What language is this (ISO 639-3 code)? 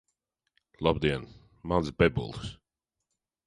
lav